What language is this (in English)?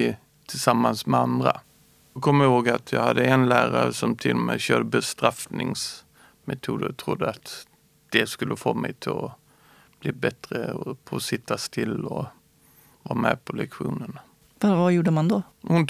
Swedish